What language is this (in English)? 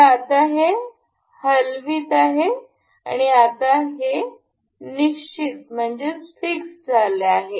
Marathi